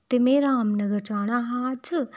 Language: Dogri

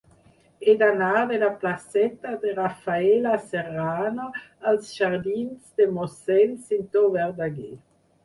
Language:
Catalan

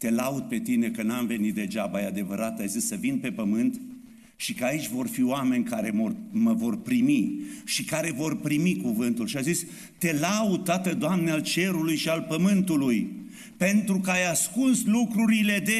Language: Romanian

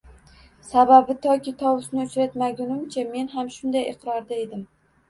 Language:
Uzbek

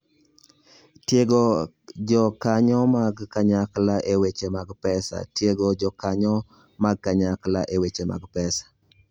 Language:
Luo (Kenya and Tanzania)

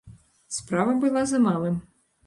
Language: Belarusian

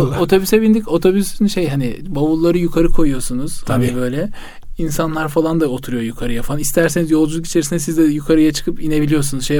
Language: Turkish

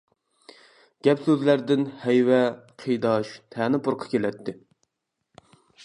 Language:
Uyghur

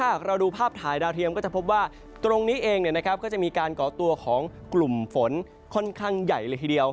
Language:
Thai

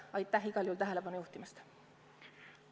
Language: Estonian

